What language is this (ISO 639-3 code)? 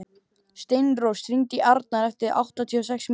isl